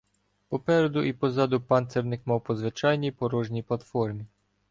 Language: Ukrainian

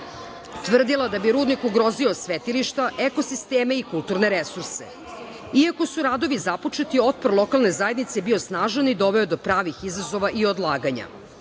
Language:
Serbian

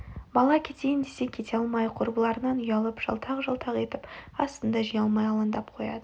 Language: Kazakh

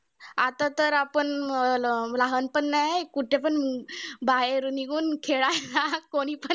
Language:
Marathi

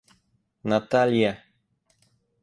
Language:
Russian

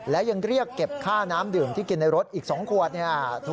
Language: Thai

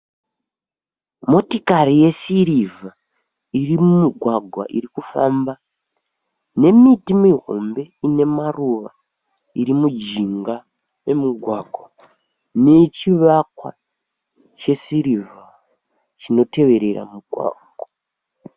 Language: Shona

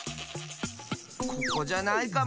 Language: Japanese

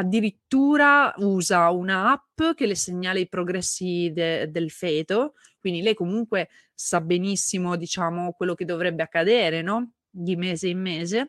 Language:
Italian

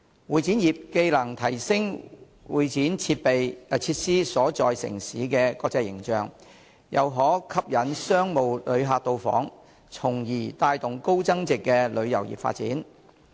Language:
Cantonese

